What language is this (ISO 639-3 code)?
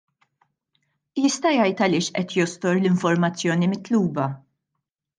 mlt